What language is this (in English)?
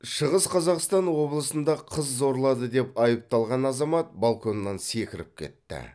Kazakh